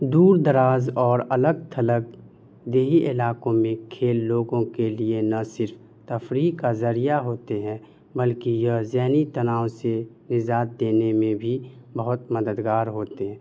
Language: Urdu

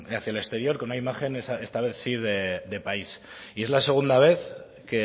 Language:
Spanish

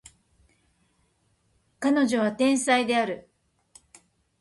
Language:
Japanese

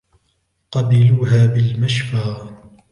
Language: Arabic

